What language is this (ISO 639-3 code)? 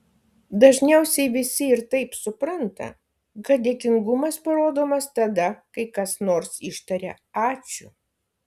lit